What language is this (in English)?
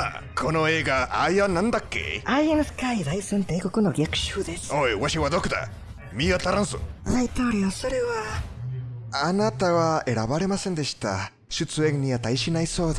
Japanese